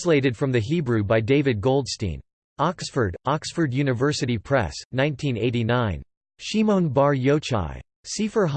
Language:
English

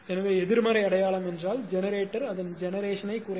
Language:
Tamil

